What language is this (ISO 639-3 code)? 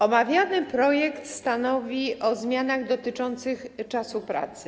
pol